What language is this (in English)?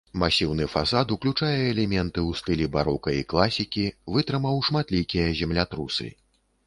Belarusian